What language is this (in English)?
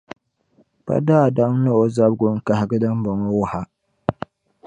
Dagbani